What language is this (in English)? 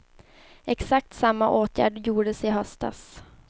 Swedish